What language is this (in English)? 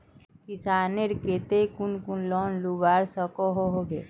Magahi